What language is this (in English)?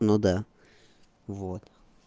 Russian